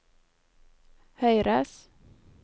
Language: Norwegian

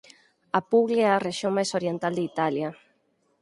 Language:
Galician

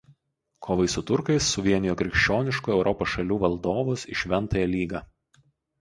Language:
Lithuanian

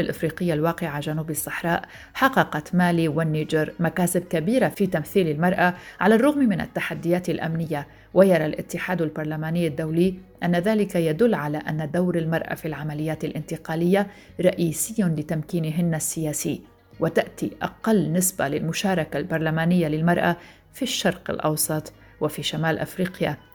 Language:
Arabic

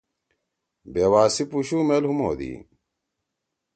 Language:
Torwali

